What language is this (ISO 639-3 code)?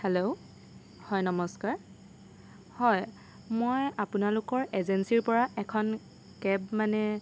asm